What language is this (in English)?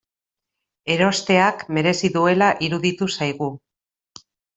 Basque